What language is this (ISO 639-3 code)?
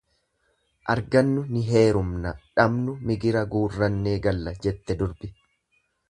orm